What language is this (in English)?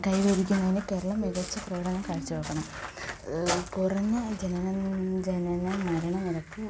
Malayalam